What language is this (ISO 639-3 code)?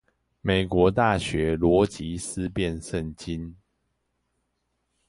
zho